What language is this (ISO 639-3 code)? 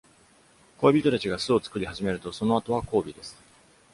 jpn